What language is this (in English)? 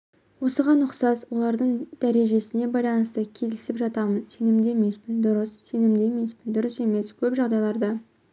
Kazakh